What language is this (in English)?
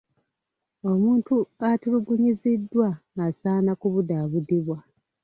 Ganda